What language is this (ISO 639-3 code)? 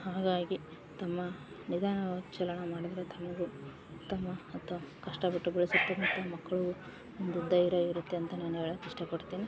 kan